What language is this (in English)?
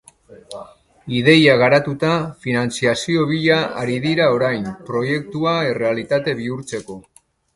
Basque